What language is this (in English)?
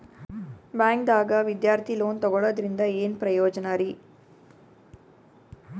Kannada